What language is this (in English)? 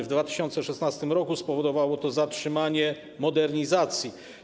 Polish